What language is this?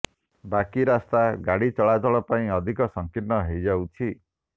Odia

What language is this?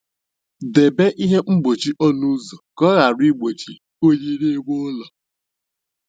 Igbo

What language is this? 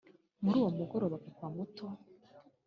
Kinyarwanda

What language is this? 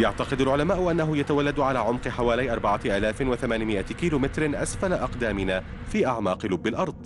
Arabic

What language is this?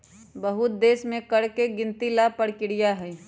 Magahi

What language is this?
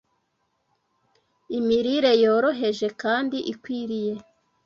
Kinyarwanda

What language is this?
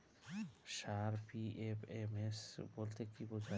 Bangla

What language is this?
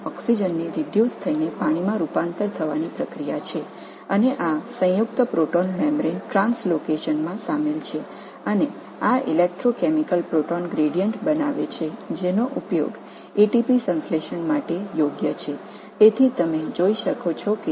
Tamil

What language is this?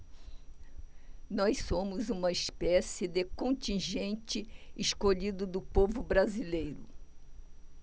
Portuguese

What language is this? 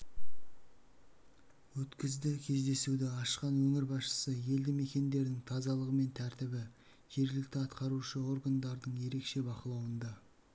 Kazakh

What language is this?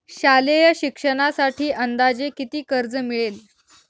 Marathi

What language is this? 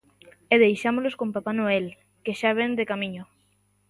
Galician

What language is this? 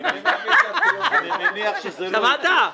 Hebrew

